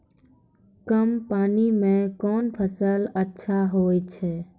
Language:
Maithili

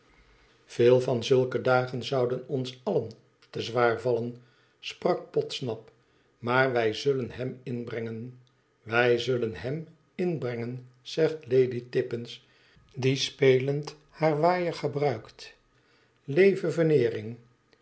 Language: Dutch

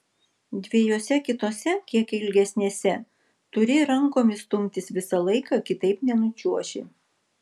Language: Lithuanian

